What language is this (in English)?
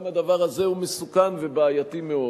Hebrew